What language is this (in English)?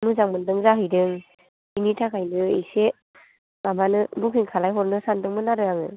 Bodo